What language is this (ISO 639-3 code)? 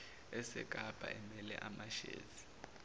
zul